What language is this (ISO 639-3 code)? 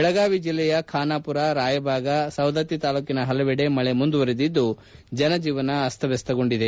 kan